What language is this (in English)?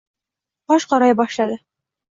Uzbek